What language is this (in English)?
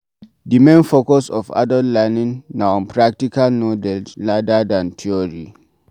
Nigerian Pidgin